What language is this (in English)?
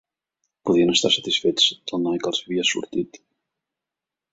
Catalan